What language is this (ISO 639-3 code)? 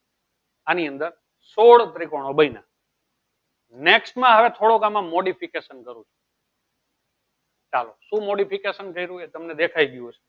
guj